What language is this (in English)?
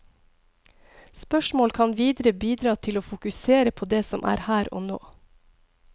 Norwegian